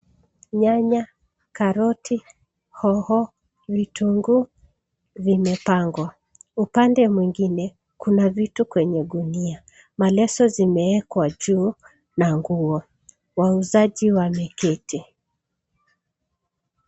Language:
Swahili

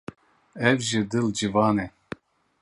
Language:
Kurdish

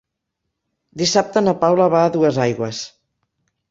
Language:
Catalan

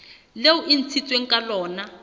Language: Southern Sotho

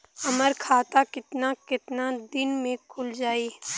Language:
Bhojpuri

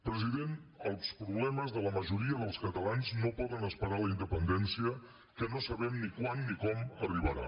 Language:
Catalan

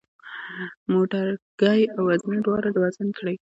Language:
Pashto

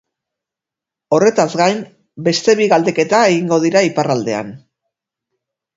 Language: Basque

